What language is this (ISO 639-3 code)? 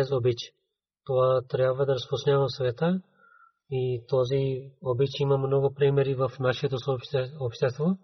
bul